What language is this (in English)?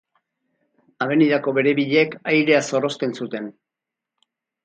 Basque